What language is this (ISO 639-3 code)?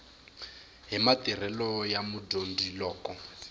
tso